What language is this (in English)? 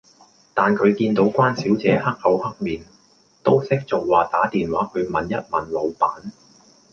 Cantonese